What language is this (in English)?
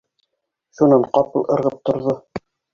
Bashkir